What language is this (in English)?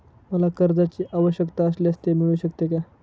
Marathi